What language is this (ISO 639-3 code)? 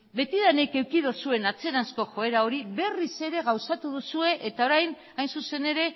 eus